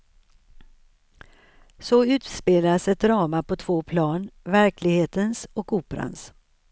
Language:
Swedish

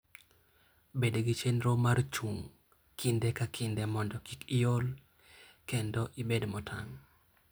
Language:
Luo (Kenya and Tanzania)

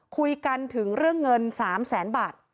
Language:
Thai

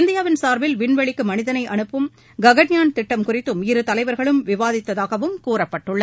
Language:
Tamil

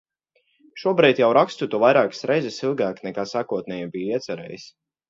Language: Latvian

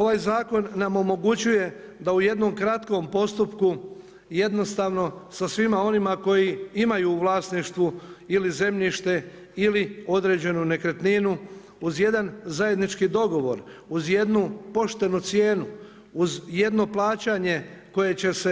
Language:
Croatian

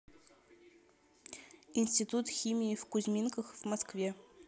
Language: Russian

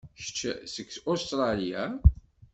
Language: Kabyle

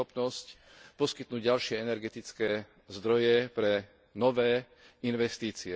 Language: Slovak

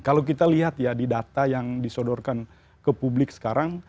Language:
Indonesian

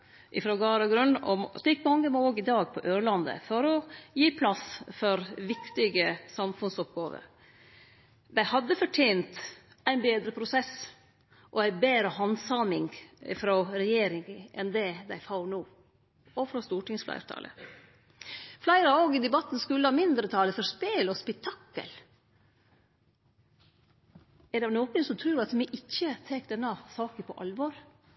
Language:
Norwegian Nynorsk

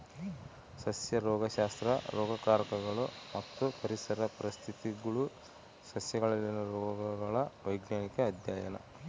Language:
Kannada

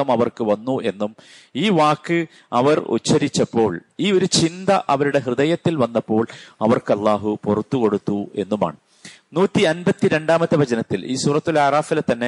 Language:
Malayalam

